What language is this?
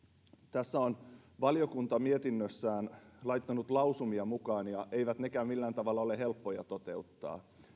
Finnish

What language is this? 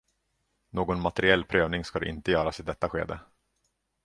Swedish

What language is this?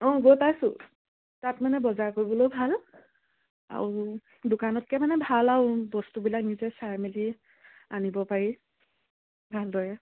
Assamese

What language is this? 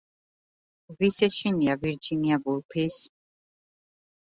Georgian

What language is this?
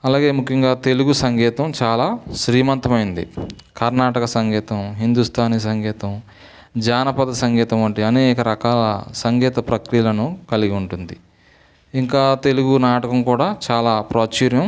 Telugu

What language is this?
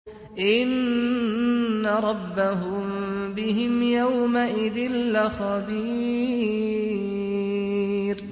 Arabic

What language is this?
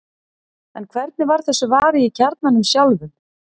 Icelandic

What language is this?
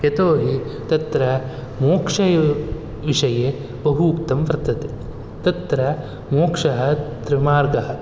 Sanskrit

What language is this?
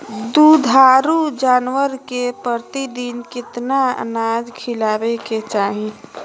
Magahi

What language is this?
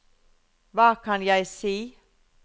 Norwegian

